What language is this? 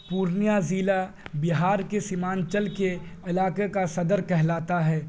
Urdu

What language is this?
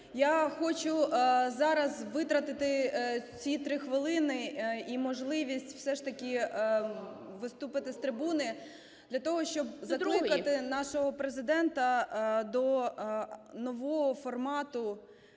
Ukrainian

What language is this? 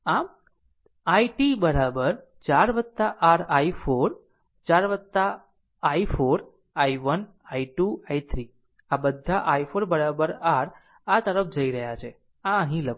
Gujarati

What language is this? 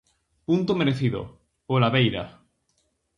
Galician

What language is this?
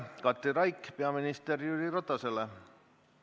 Estonian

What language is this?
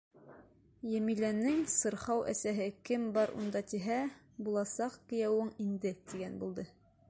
Bashkir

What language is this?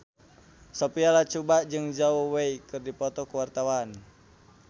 Sundanese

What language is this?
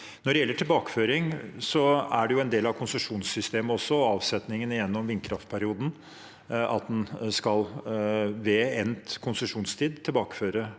Norwegian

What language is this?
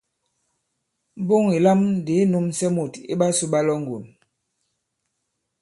Bankon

